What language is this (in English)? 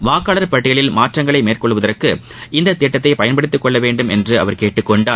Tamil